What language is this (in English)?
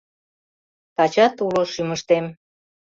Mari